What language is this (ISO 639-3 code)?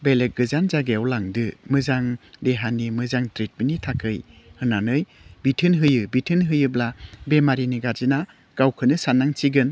brx